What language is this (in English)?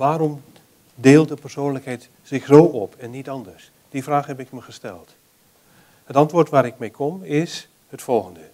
Dutch